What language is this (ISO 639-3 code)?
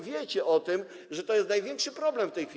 pol